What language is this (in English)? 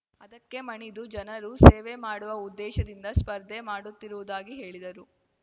Kannada